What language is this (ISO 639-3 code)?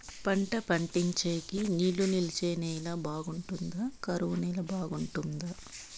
tel